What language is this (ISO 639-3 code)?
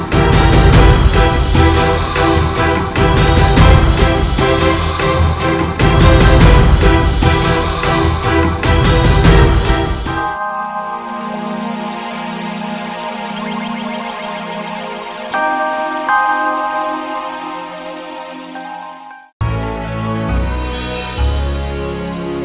ind